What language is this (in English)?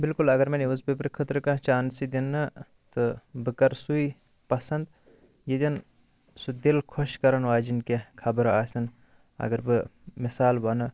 Kashmiri